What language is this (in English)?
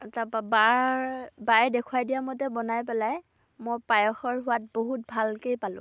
Assamese